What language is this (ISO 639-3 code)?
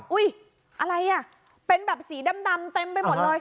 tha